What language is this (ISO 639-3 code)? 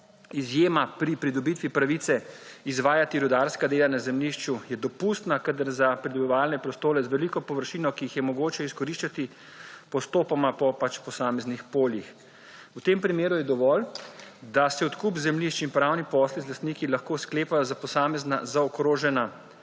slv